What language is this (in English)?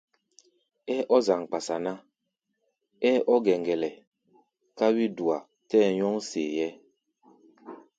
Gbaya